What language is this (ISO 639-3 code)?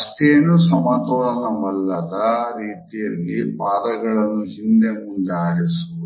kan